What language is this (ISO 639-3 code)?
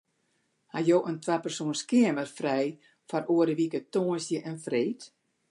fry